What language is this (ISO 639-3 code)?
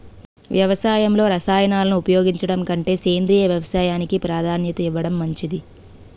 tel